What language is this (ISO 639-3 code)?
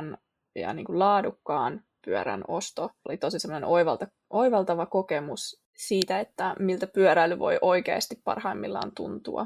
fin